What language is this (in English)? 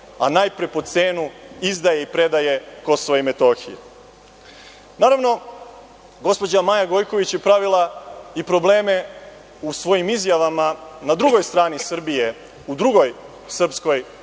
Serbian